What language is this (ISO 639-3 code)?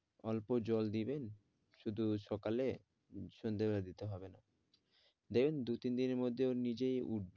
ben